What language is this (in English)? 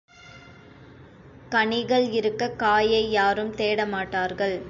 Tamil